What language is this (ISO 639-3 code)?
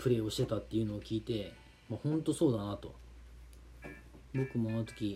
jpn